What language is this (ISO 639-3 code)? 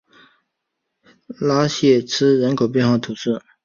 zho